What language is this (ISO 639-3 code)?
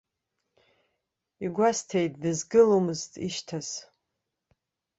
abk